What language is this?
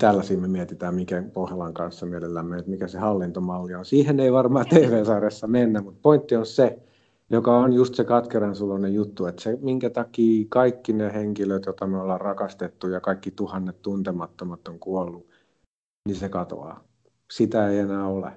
Finnish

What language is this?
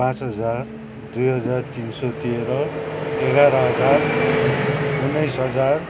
Nepali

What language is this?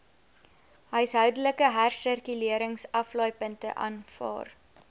Afrikaans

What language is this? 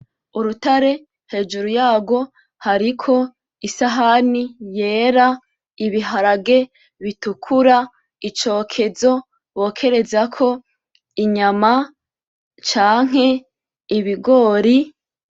Rundi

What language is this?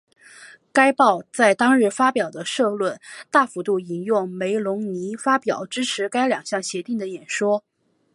Chinese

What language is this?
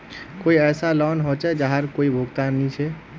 Magahi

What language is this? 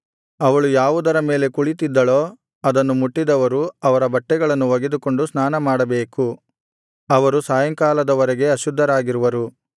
Kannada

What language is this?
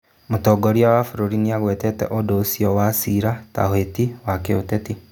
Kikuyu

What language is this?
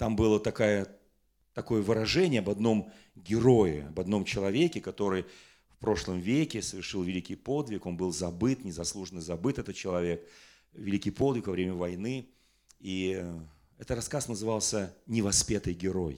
Russian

